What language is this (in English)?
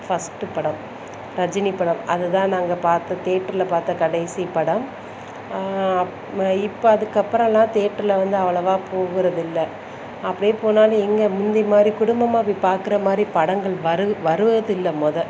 Tamil